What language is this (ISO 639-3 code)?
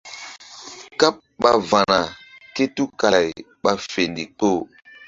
mdd